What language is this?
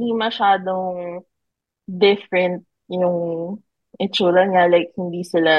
Filipino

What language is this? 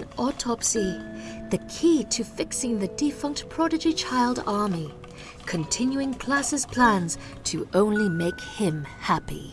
English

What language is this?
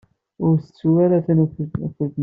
Kabyle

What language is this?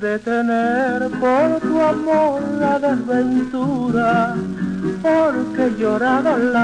Romanian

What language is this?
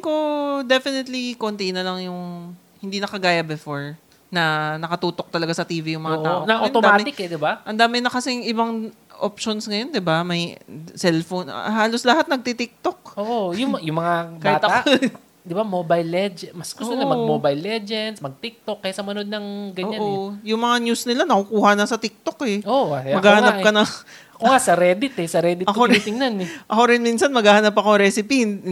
Filipino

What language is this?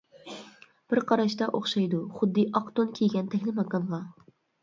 Uyghur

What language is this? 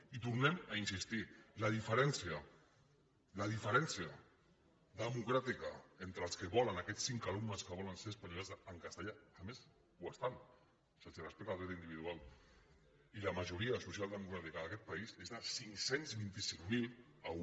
Catalan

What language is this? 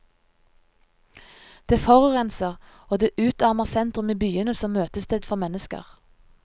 Norwegian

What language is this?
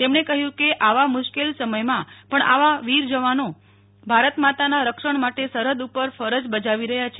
Gujarati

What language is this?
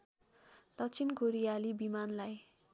Nepali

